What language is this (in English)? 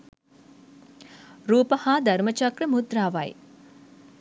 Sinhala